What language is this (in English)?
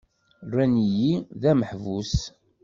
Kabyle